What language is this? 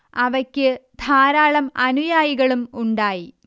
Malayalam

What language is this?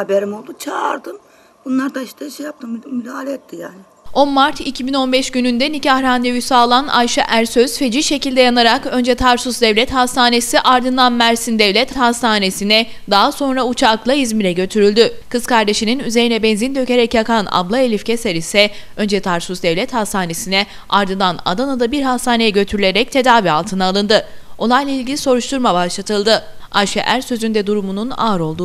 Turkish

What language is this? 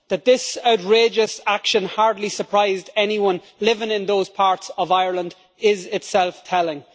English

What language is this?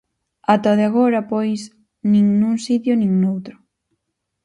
Galician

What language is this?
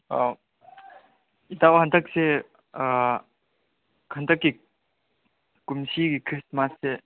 Manipuri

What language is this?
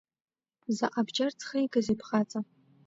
Abkhazian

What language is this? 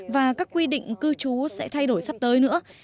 Vietnamese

